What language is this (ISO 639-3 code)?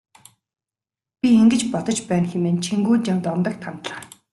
mon